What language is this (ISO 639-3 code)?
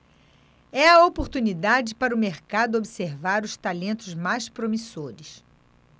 por